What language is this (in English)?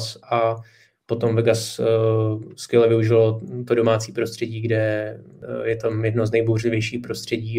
Czech